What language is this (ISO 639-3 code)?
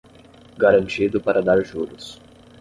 por